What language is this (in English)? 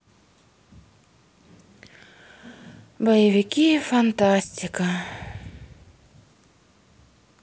Russian